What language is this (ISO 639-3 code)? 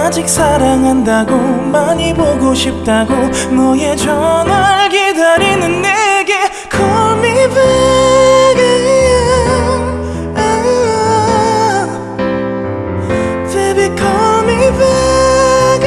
kor